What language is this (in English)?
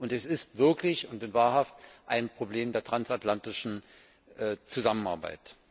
German